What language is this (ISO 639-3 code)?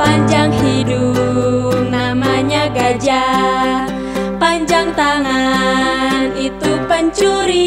ind